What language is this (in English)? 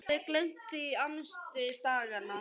Icelandic